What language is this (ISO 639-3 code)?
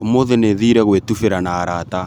kik